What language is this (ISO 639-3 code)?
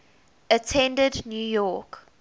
eng